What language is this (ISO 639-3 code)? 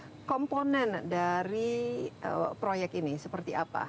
ind